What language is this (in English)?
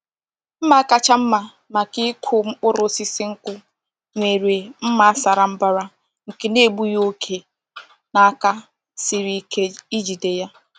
Igbo